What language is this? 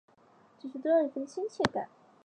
Chinese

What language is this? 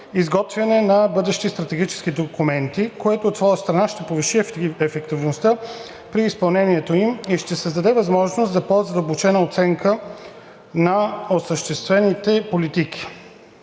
Bulgarian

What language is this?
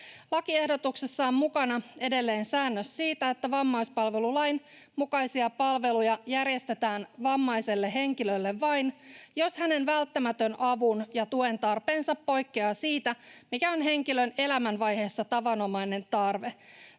Finnish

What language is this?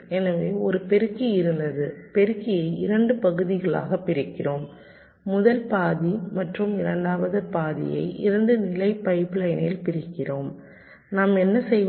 Tamil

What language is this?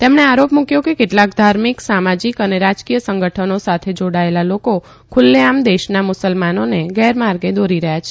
Gujarati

